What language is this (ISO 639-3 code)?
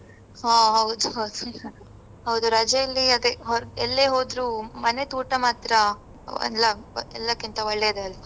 kan